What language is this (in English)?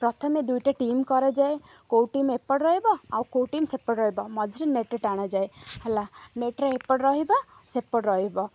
Odia